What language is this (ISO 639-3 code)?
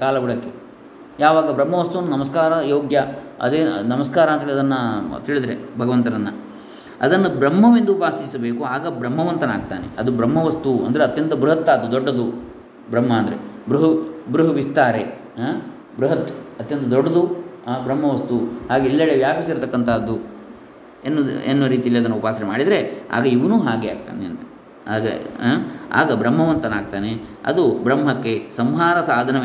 kan